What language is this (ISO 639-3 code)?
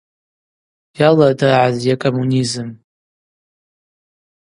abq